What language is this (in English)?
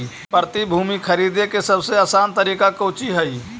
Magahi